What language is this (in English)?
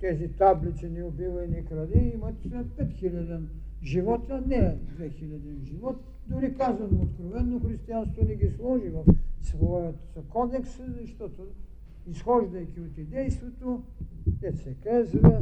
Bulgarian